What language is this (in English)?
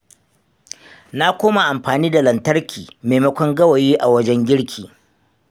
Hausa